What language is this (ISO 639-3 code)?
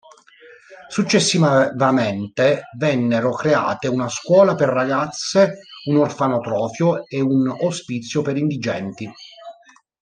ita